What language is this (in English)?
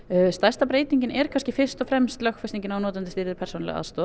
Icelandic